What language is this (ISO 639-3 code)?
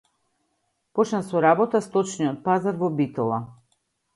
mkd